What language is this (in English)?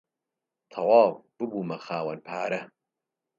Central Kurdish